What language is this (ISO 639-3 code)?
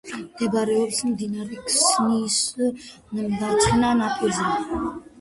kat